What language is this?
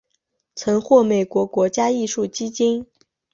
Chinese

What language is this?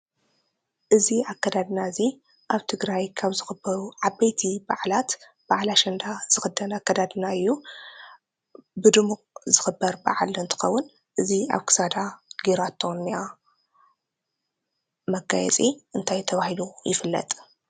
Tigrinya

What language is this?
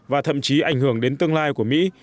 Vietnamese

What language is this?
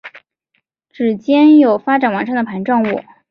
Chinese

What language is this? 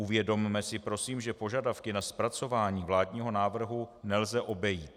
Czech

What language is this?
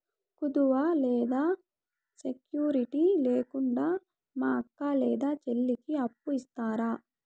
Telugu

